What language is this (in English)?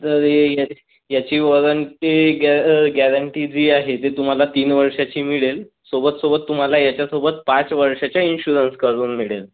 Marathi